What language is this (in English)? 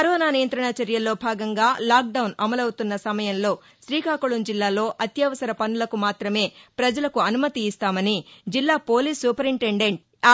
Telugu